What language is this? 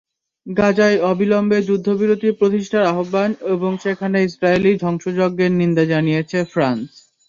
Bangla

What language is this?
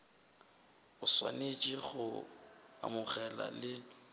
Northern Sotho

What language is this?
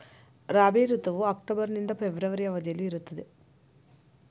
Kannada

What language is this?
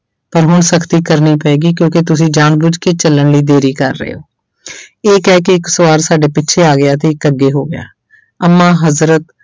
Punjabi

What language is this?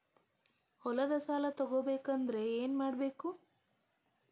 Kannada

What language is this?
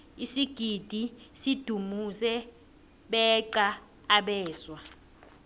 South Ndebele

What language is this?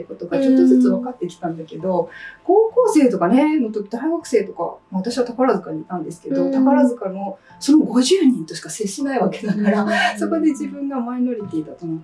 Japanese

